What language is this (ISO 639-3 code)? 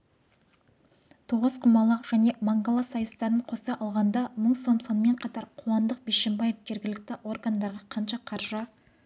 kaz